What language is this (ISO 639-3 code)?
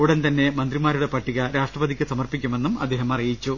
mal